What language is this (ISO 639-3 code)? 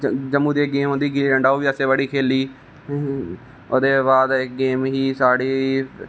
doi